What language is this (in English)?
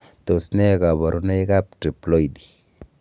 Kalenjin